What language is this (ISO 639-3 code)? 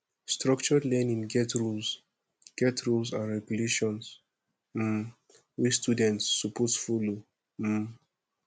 pcm